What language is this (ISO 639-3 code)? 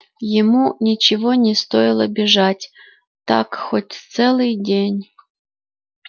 rus